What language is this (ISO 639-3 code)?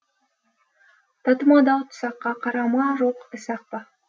kaz